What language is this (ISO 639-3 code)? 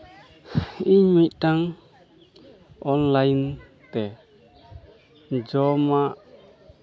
sat